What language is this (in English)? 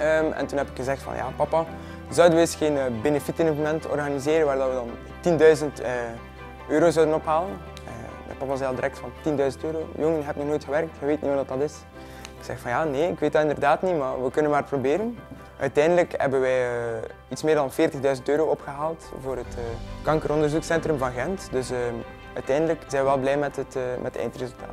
Dutch